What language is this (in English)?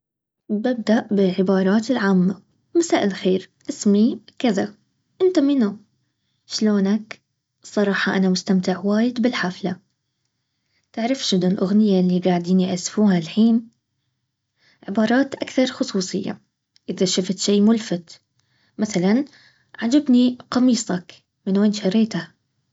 Baharna Arabic